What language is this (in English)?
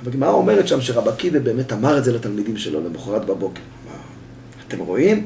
Hebrew